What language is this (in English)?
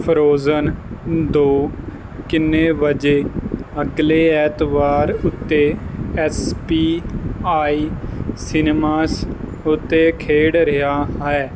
Punjabi